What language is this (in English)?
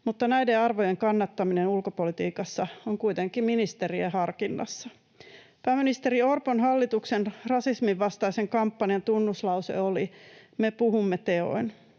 Finnish